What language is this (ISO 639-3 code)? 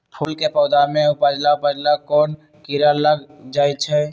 mag